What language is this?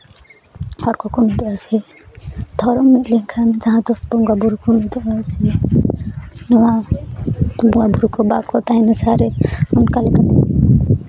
Santali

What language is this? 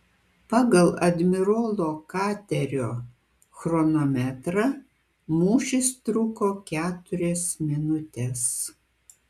Lithuanian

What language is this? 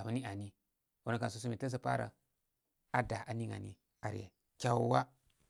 Koma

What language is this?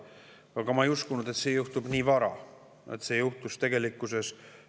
Estonian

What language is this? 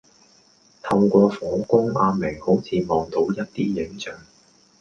Cantonese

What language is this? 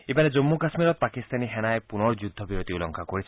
Assamese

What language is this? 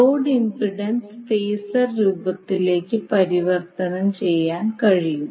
Malayalam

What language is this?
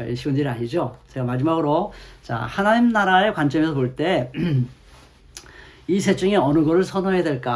Korean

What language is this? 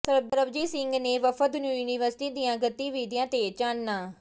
Punjabi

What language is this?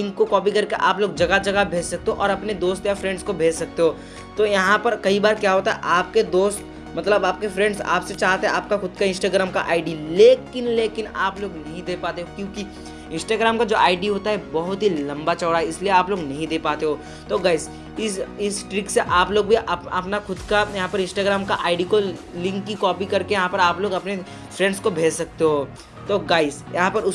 Hindi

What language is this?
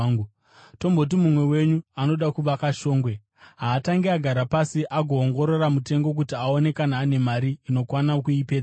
Shona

